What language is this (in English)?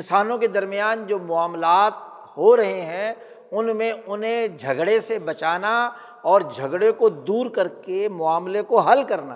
Urdu